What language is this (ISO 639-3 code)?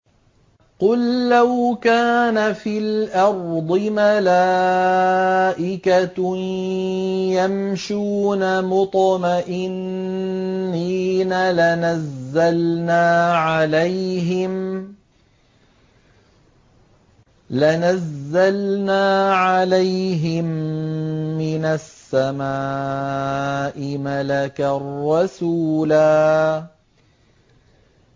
ara